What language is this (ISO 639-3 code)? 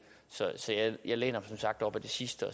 dan